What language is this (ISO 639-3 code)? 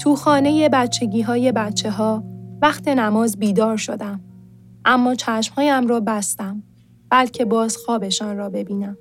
fas